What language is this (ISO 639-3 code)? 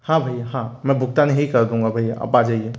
hin